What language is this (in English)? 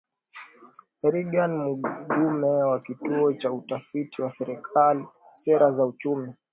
Swahili